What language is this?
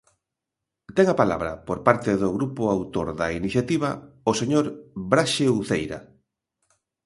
Galician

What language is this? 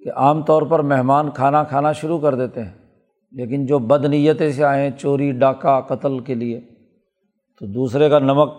Urdu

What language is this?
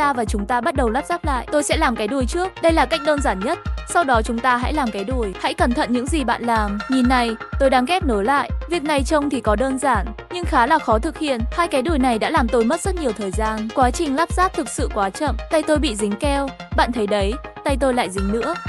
Vietnamese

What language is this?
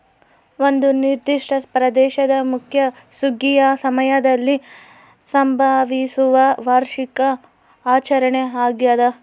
Kannada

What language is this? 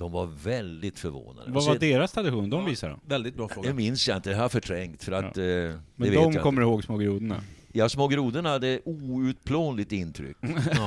Swedish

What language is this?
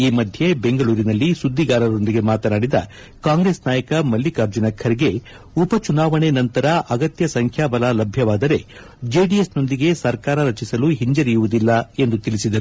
Kannada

